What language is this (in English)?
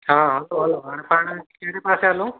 Sindhi